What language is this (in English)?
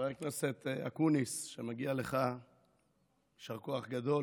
Hebrew